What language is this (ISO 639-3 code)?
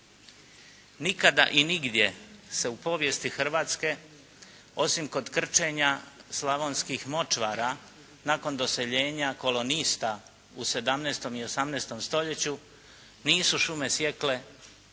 hrv